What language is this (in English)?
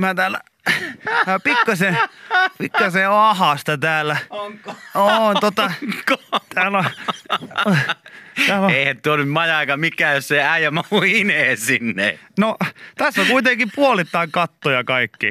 Finnish